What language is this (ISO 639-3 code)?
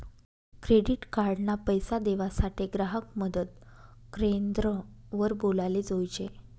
mar